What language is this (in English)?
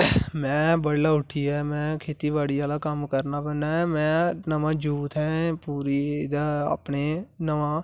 Dogri